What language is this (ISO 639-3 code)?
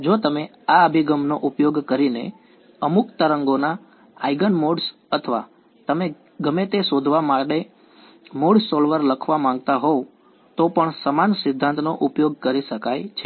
guj